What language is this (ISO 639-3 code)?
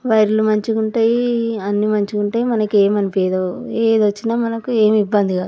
tel